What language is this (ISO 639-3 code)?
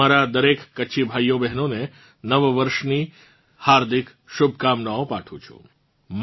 guj